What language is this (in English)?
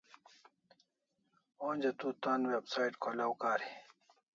Kalasha